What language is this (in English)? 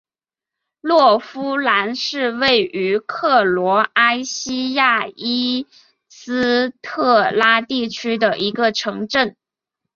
Chinese